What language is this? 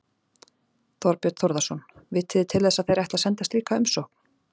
Icelandic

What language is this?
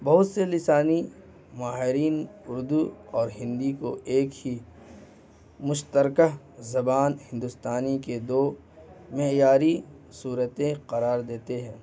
Urdu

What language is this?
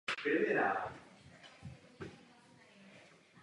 Czech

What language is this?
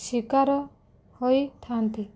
Odia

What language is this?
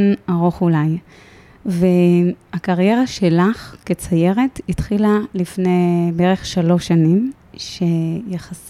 Hebrew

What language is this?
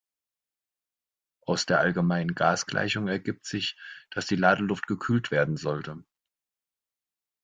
German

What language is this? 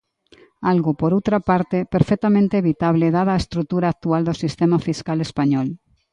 Galician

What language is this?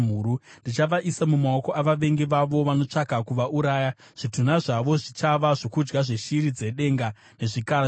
Shona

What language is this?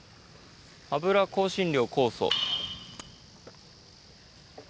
Japanese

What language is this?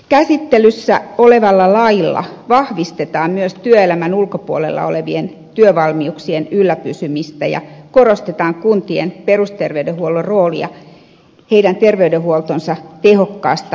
Finnish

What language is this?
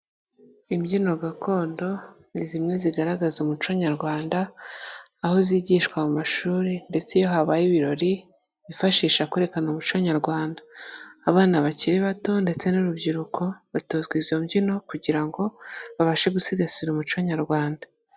Kinyarwanda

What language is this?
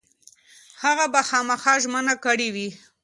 Pashto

